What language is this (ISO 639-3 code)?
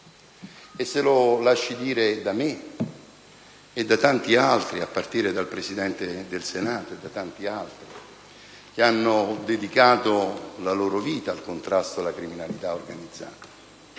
ita